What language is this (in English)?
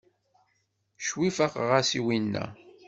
Kabyle